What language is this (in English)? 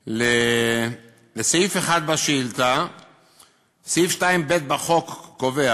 Hebrew